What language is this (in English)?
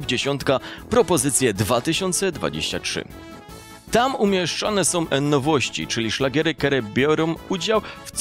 Polish